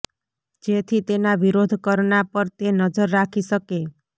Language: Gujarati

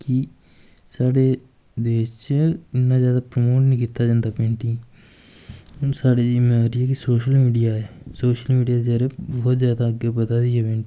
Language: Dogri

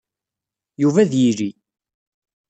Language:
Kabyle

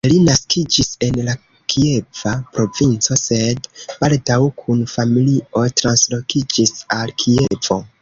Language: Esperanto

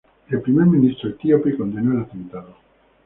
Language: Spanish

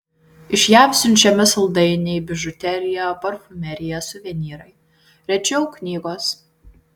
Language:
Lithuanian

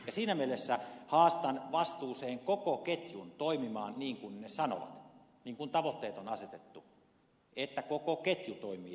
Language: Finnish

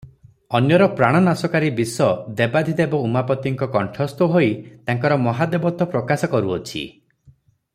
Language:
Odia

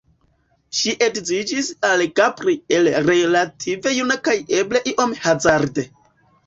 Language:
Esperanto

